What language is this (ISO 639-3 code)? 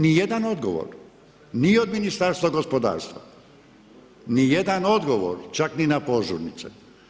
hrv